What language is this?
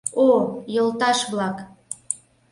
Mari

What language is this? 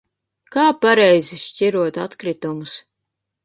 Latvian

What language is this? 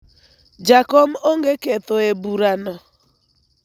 Luo (Kenya and Tanzania)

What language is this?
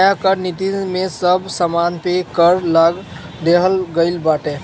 Bhojpuri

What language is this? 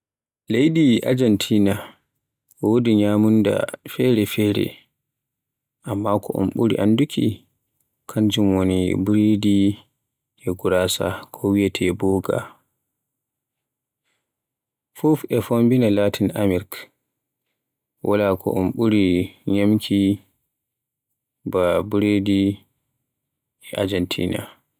Borgu Fulfulde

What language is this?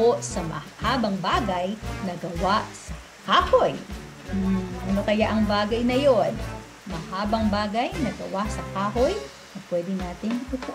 Filipino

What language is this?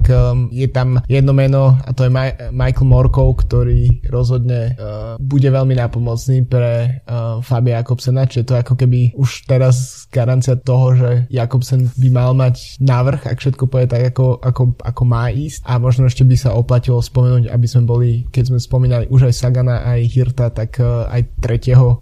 Slovak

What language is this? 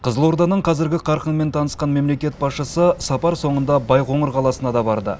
Kazakh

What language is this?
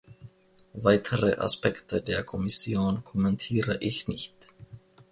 German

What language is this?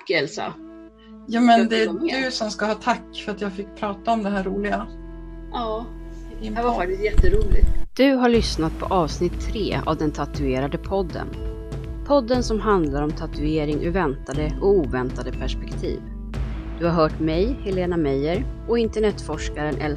Swedish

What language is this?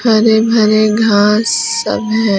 Hindi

